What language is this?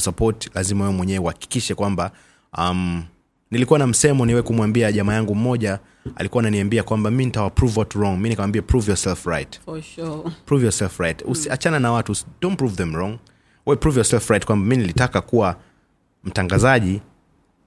Swahili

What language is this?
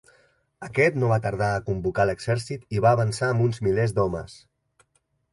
Catalan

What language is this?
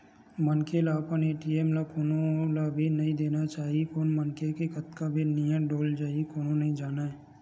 Chhattisgarhi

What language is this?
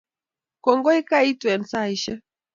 Kalenjin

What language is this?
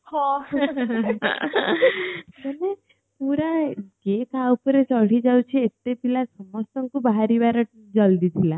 Odia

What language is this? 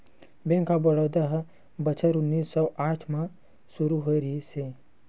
Chhattisgarhi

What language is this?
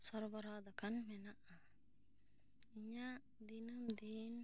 Santali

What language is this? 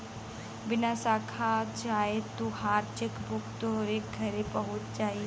Bhojpuri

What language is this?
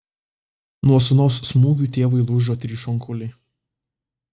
Lithuanian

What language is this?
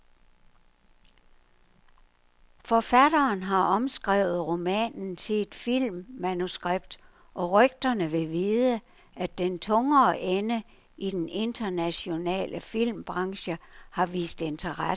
Danish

